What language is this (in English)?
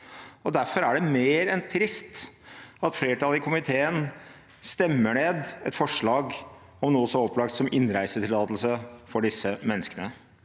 Norwegian